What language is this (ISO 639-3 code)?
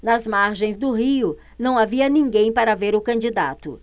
por